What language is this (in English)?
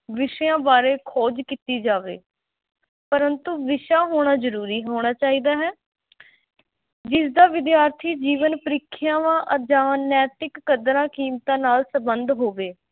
Punjabi